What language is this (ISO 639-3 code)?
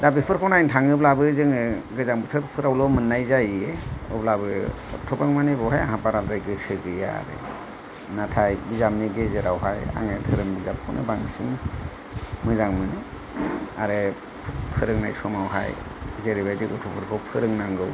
brx